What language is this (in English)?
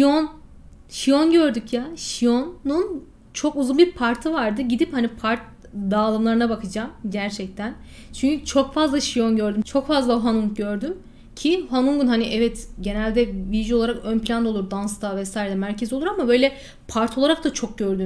Turkish